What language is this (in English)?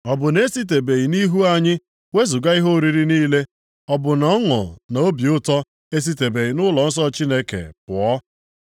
Igbo